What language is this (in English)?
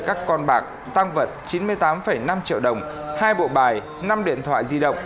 Vietnamese